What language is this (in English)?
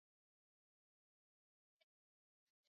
Swahili